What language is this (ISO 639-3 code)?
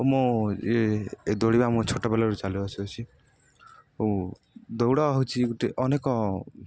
ori